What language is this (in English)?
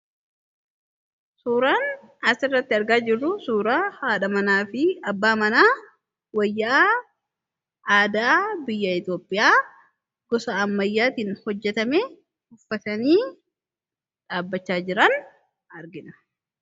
Oromo